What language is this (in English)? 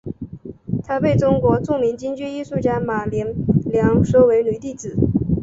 Chinese